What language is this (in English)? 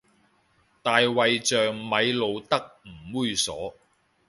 Cantonese